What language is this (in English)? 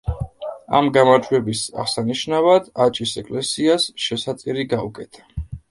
Georgian